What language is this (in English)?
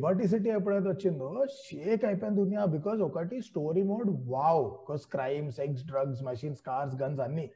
Telugu